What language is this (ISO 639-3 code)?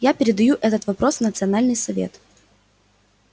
rus